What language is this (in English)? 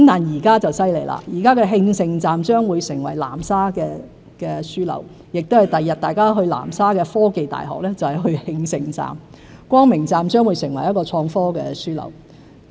Cantonese